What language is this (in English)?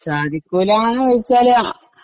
Malayalam